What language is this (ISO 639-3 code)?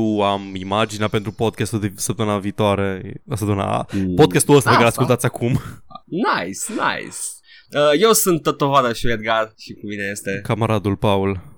ron